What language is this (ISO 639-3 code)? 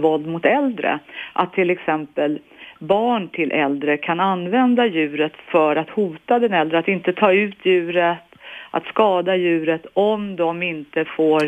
swe